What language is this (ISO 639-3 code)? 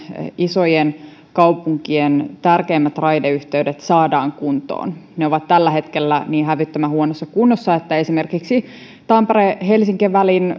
fin